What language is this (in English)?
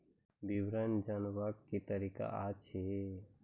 Maithili